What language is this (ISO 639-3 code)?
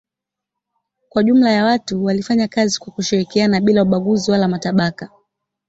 swa